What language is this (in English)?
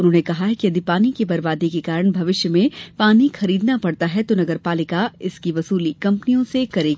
Hindi